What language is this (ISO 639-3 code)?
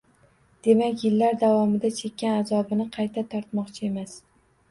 uzb